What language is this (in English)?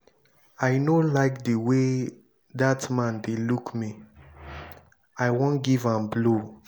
Nigerian Pidgin